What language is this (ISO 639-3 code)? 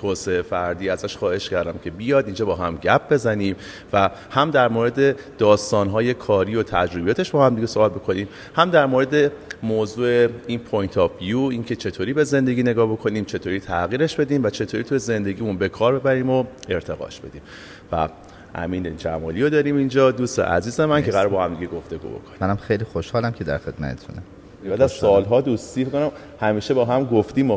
fas